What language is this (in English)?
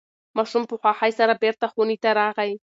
Pashto